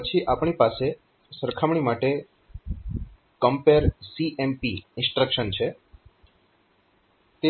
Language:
Gujarati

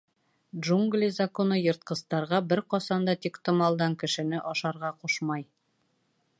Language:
Bashkir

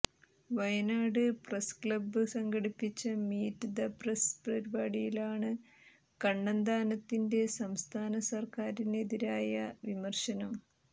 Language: Malayalam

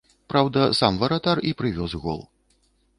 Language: Belarusian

